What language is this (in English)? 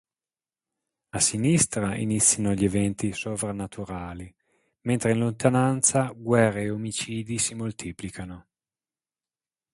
Italian